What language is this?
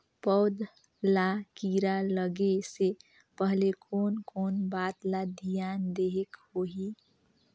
Chhattisgarhi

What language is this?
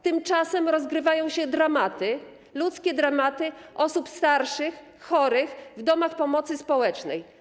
Polish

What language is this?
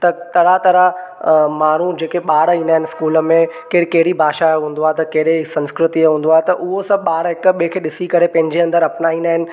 Sindhi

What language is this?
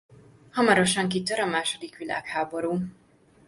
Hungarian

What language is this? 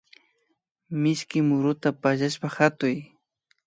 Imbabura Highland Quichua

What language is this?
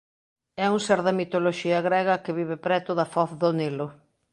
Galician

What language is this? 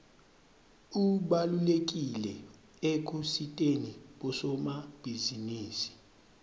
Swati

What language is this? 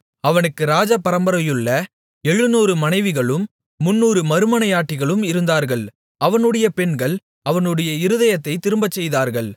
Tamil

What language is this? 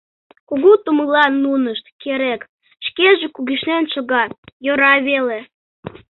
Mari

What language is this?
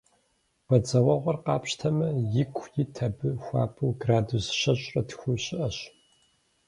Kabardian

